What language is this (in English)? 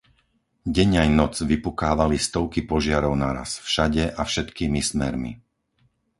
Slovak